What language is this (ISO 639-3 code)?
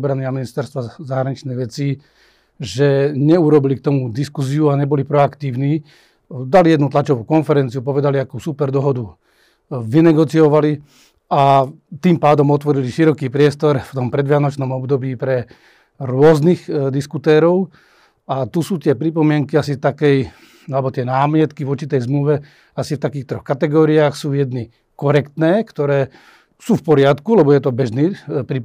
slk